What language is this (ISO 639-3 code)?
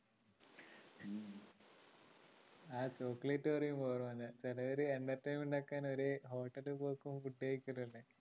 mal